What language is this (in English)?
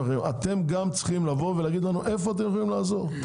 Hebrew